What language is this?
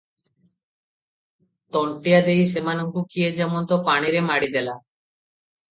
Odia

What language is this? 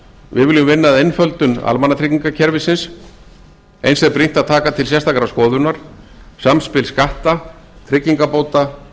Icelandic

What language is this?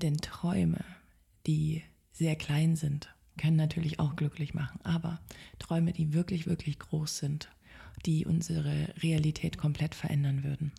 German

